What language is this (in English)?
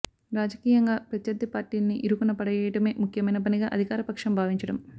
Telugu